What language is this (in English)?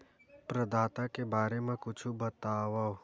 Chhattisgarhi